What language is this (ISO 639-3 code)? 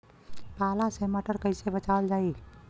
bho